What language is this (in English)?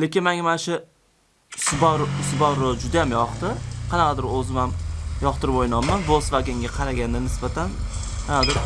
Turkish